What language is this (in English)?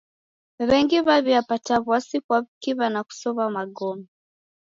Taita